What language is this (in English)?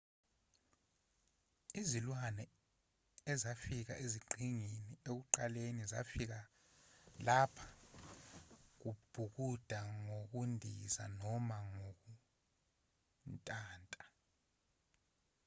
Zulu